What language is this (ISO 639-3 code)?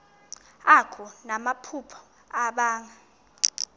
xho